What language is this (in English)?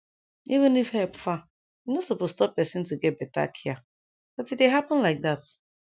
Nigerian Pidgin